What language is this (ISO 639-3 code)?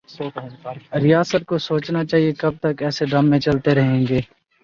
urd